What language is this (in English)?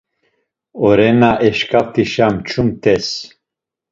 Laz